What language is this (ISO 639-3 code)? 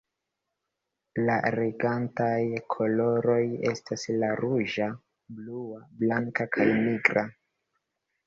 epo